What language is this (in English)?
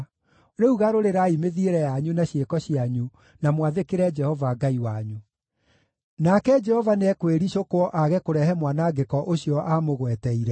Kikuyu